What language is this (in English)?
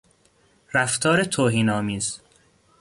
Persian